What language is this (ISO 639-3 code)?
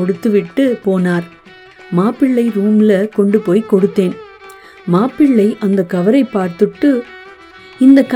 tam